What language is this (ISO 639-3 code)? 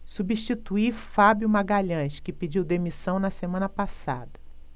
por